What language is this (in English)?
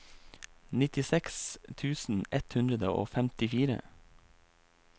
Norwegian